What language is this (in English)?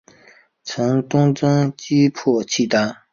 Chinese